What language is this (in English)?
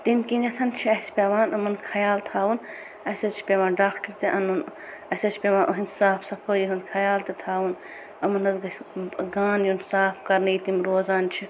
Kashmiri